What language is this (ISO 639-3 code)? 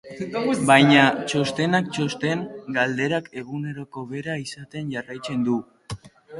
eus